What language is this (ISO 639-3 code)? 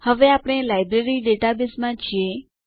guj